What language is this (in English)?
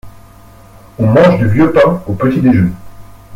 French